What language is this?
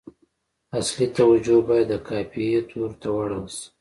Pashto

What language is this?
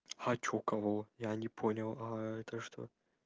Russian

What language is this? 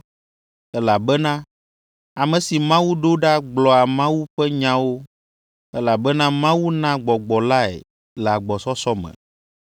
Ewe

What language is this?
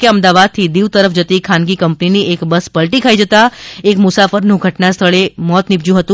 Gujarati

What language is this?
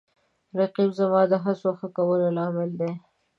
Pashto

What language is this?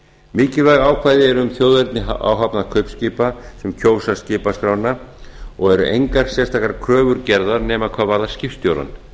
Icelandic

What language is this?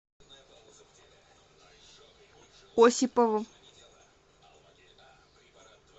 Russian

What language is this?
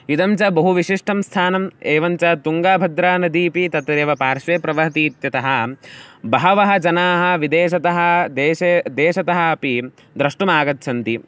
Sanskrit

